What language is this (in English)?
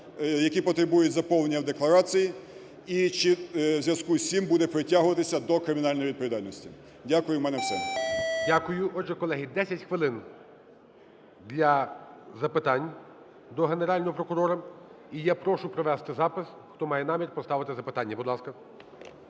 Ukrainian